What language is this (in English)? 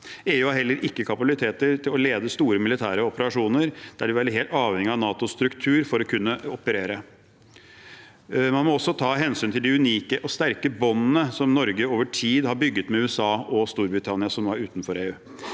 Norwegian